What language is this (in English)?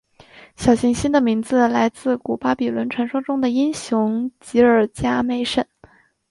Chinese